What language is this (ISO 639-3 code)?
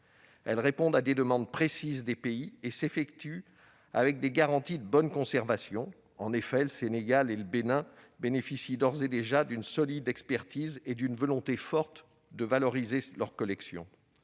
fra